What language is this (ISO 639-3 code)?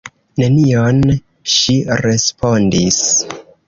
epo